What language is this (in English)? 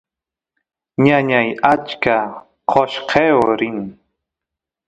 Santiago del Estero Quichua